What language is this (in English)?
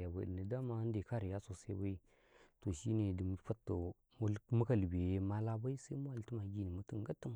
Karekare